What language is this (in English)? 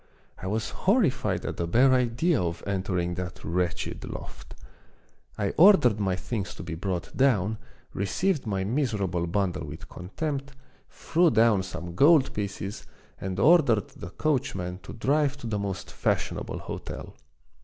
English